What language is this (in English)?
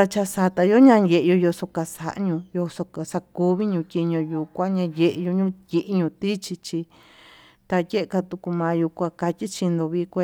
Tututepec Mixtec